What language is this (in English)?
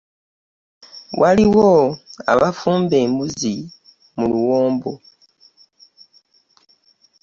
Ganda